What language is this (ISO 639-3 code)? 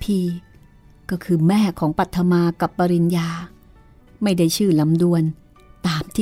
tha